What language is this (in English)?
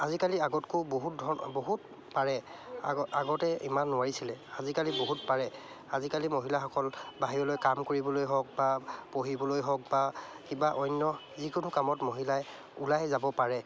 Assamese